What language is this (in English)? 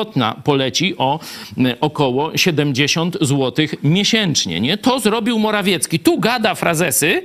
Polish